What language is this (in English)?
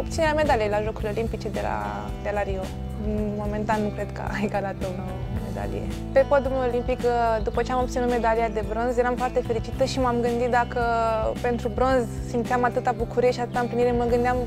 Romanian